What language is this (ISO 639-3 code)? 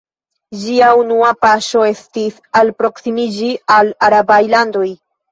epo